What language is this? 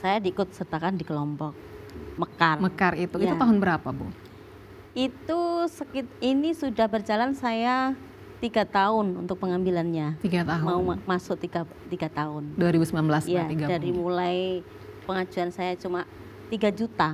Indonesian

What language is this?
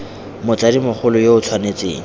Tswana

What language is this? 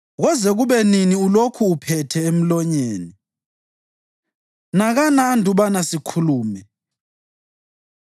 North Ndebele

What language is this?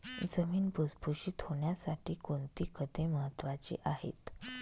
Marathi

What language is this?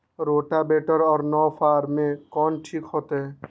Magahi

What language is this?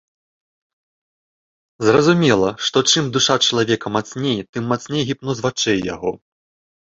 Belarusian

